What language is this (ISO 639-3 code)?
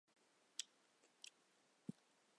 zho